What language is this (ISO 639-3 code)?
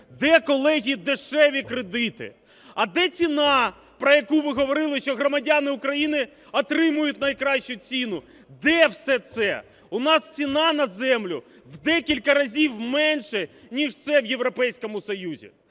ukr